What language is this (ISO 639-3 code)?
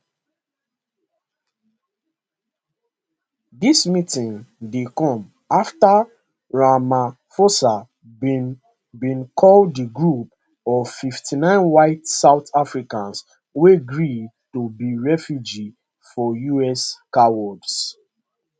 pcm